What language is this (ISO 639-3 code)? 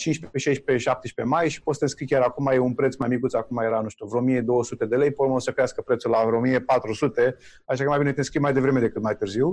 ron